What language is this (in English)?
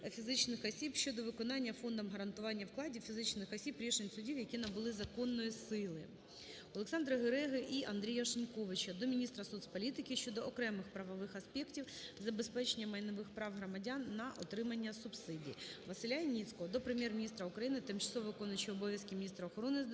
Ukrainian